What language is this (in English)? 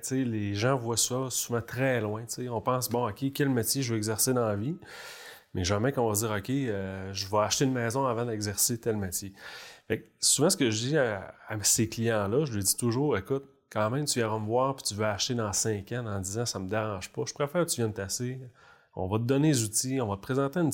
French